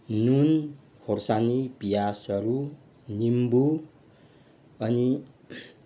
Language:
Nepali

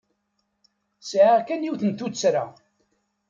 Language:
Kabyle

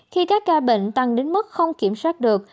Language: Vietnamese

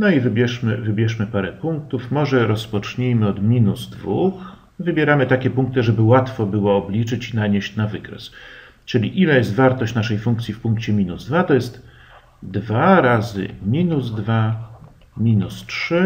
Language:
Polish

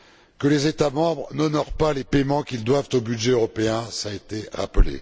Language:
French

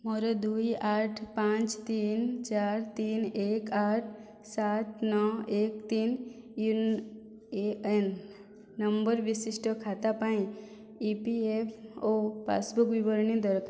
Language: Odia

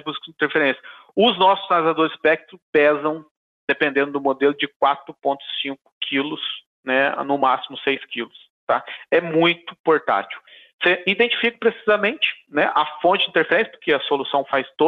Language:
Portuguese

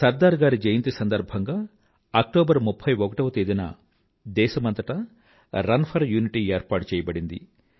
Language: Telugu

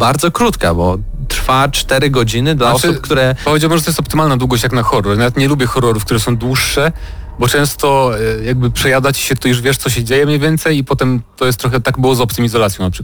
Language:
Polish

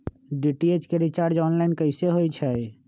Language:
Magahi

